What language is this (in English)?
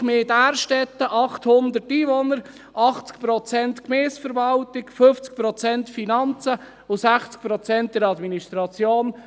Swiss German